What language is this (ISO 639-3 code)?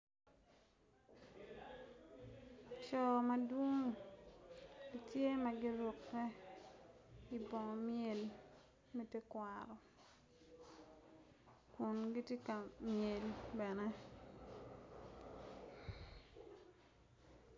ach